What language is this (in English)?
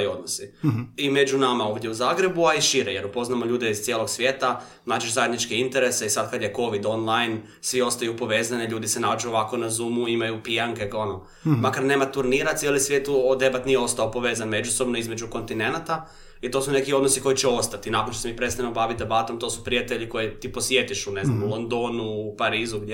Croatian